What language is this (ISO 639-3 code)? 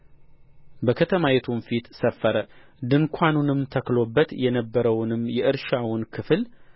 amh